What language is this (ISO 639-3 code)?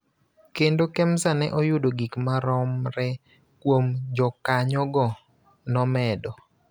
luo